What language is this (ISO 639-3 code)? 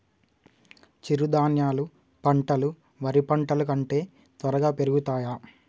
tel